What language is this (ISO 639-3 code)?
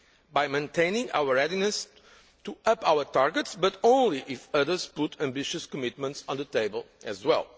eng